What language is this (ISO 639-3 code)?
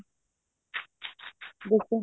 pan